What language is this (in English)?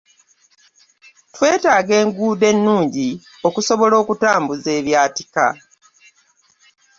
Ganda